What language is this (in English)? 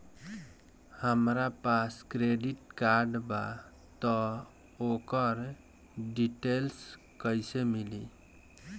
Bhojpuri